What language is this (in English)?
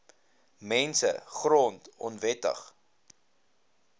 Afrikaans